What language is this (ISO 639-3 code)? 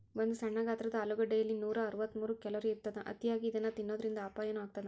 kan